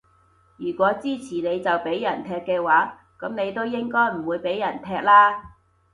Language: Cantonese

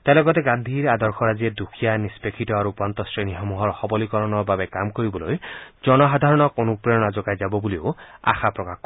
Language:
Assamese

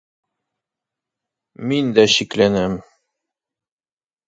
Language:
Bashkir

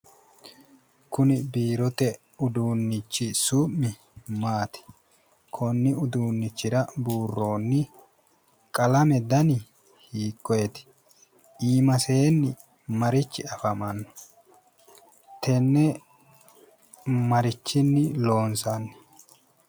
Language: Sidamo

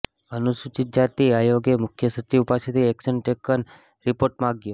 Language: Gujarati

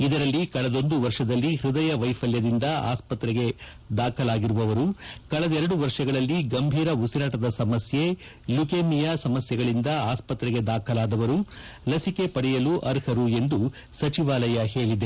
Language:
Kannada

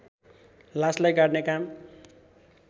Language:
Nepali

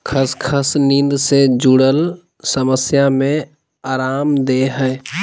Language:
Magahi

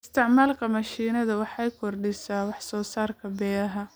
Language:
Somali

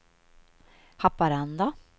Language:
Swedish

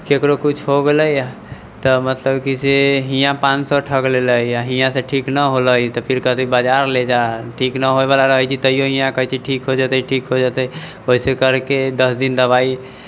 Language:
Maithili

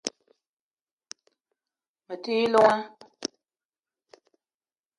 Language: Eton (Cameroon)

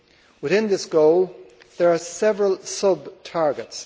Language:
English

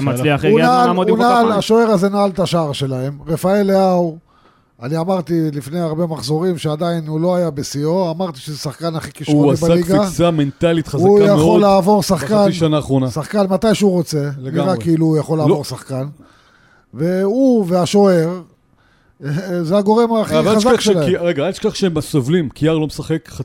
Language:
Hebrew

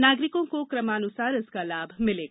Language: Hindi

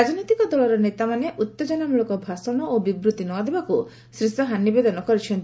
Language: Odia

